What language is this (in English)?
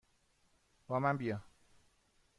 Persian